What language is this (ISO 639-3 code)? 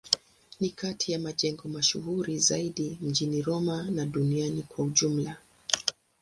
swa